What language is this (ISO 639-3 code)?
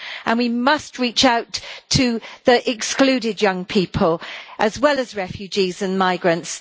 eng